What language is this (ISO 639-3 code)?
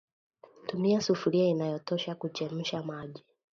swa